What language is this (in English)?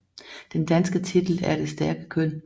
Danish